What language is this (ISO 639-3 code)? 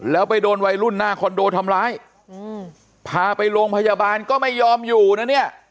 tha